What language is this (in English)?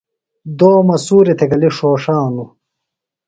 Phalura